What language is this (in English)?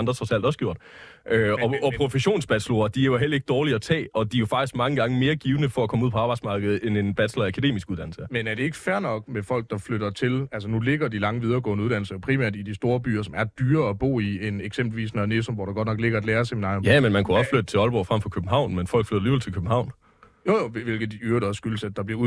Danish